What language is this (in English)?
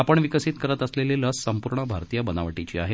Marathi